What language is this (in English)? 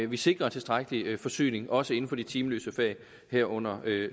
Danish